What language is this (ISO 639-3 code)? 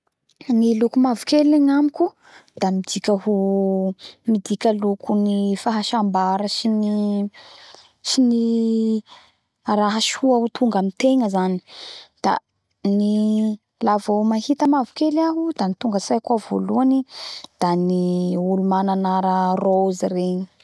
bhr